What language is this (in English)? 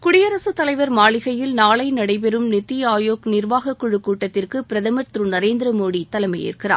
Tamil